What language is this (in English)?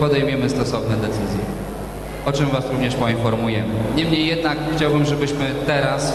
Polish